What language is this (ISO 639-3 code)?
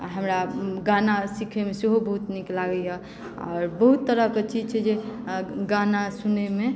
mai